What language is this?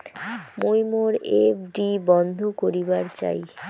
Bangla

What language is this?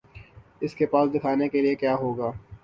Urdu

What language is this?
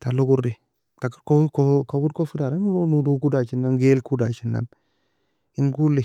Nobiin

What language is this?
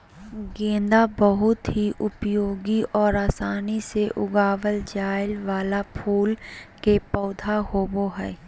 Magahi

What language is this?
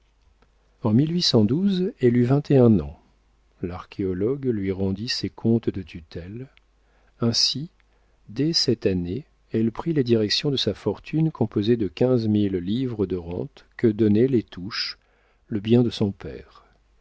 French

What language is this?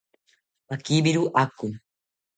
South Ucayali Ashéninka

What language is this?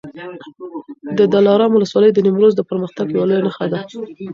Pashto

